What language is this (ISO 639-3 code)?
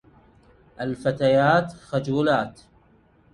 ara